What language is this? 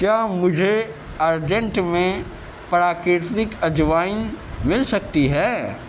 Urdu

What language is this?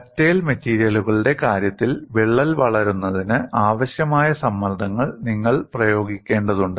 Malayalam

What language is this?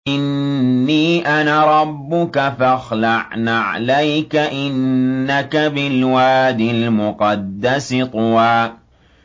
Arabic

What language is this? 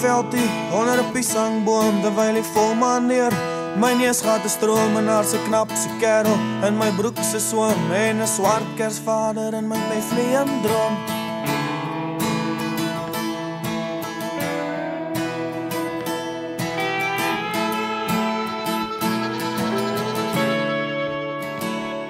Romanian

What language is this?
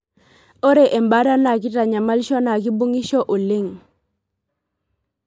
Masai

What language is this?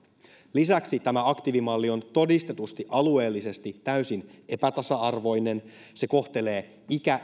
Finnish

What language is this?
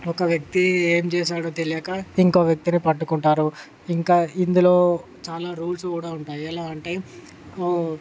Telugu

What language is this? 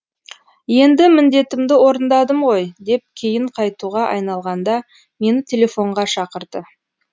Kazakh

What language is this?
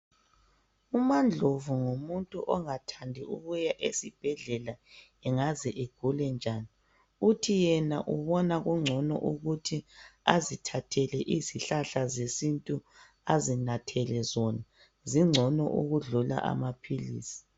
North Ndebele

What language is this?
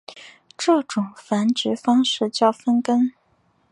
Chinese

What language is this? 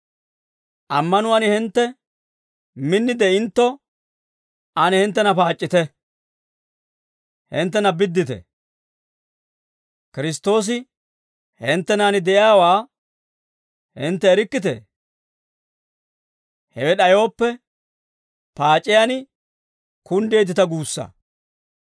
Dawro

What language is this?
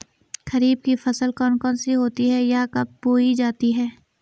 Hindi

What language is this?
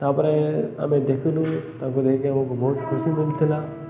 Odia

